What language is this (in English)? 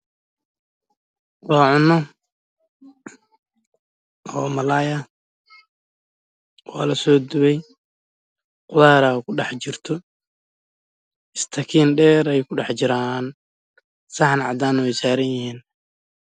Somali